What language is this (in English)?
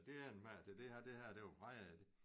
Danish